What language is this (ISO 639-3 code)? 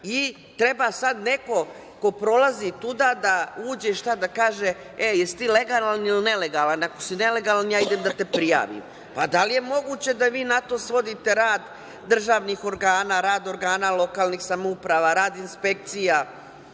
srp